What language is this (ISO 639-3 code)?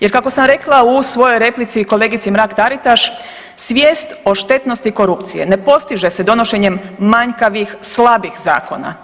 hrv